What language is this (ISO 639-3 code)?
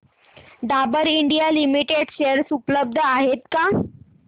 mar